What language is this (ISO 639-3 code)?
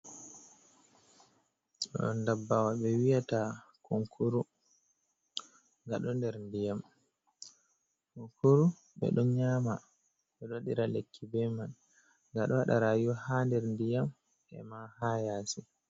ful